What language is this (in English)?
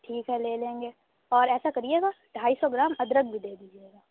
Urdu